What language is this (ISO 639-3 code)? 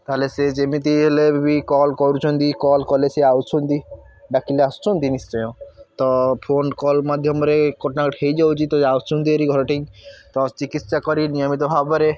ori